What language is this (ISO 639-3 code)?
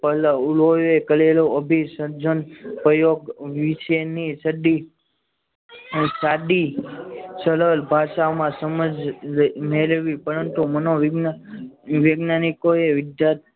guj